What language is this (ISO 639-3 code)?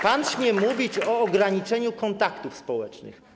pol